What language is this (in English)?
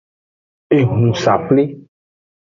Aja (Benin)